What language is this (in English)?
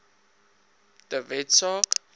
Afrikaans